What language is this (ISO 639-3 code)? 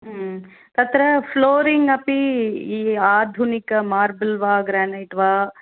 san